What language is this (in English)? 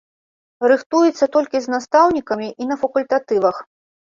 Belarusian